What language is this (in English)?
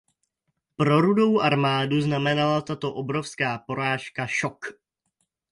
Czech